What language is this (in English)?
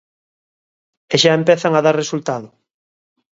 Galician